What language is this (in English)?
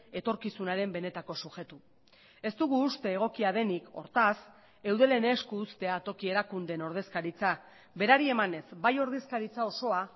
Basque